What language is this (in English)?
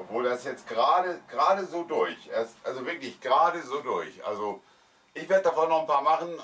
German